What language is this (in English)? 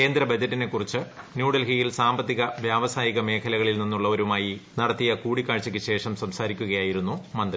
Malayalam